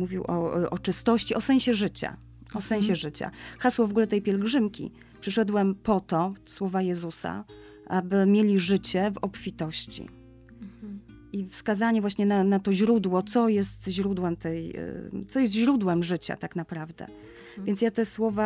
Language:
Polish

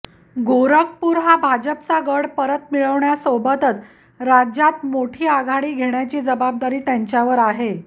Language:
Marathi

